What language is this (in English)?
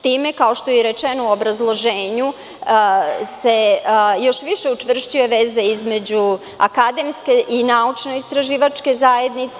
Serbian